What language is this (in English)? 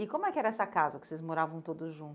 Portuguese